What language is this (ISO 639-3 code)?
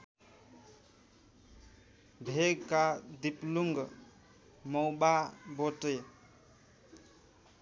nep